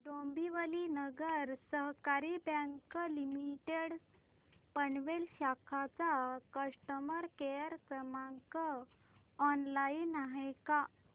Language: Marathi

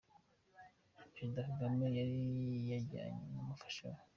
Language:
Kinyarwanda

